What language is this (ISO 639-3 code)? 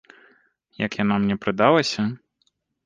bel